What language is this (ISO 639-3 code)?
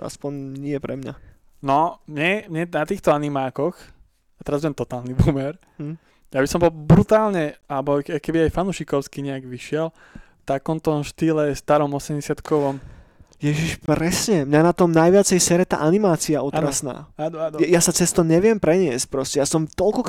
slk